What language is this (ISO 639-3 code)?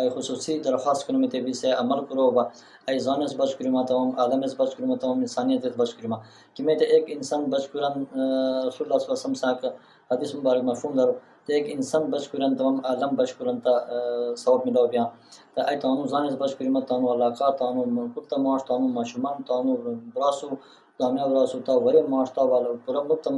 tur